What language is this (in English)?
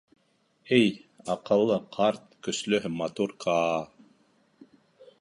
Bashkir